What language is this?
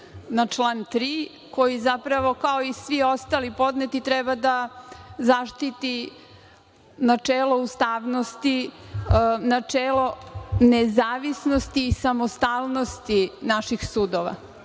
Serbian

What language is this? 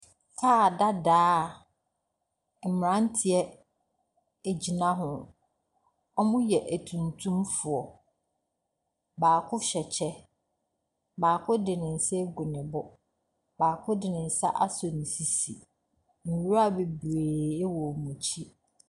Akan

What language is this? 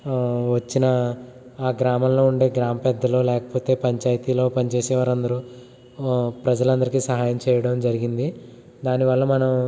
Telugu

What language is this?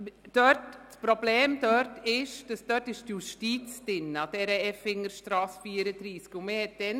Swiss German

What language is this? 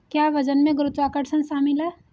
Hindi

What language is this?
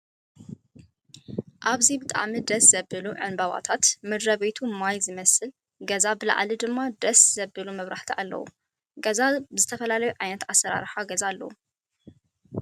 Tigrinya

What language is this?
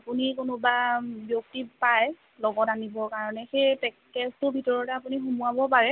Assamese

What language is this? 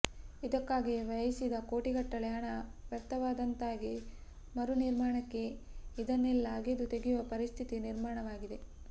Kannada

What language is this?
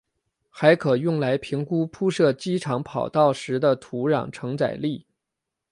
Chinese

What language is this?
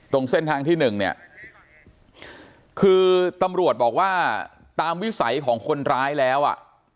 Thai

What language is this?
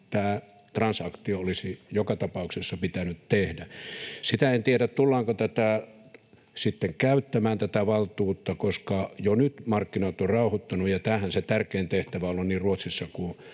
Finnish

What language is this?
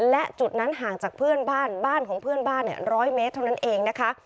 Thai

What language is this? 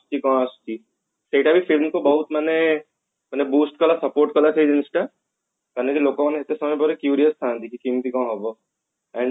Odia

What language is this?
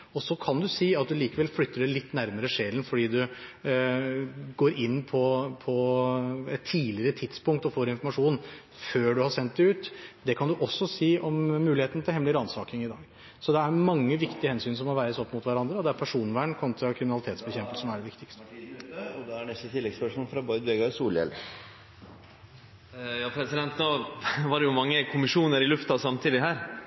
Norwegian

